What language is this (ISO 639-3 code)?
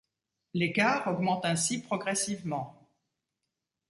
fra